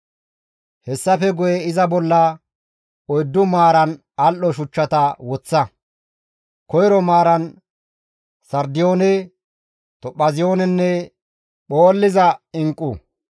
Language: Gamo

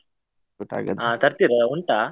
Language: Kannada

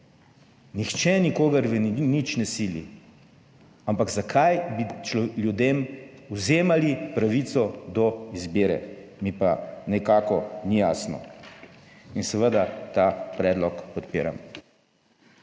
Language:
Slovenian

